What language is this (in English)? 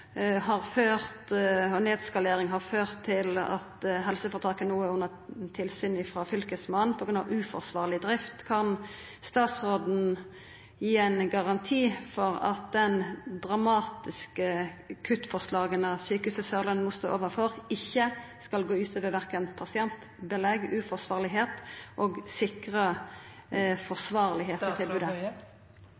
Norwegian Nynorsk